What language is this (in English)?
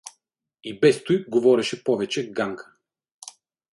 Bulgarian